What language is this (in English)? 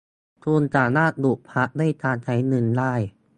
Thai